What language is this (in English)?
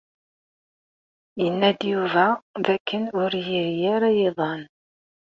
Kabyle